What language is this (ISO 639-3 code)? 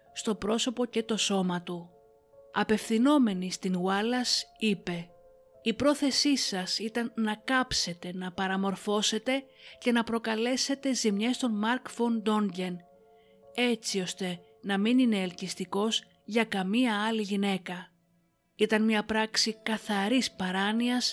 ell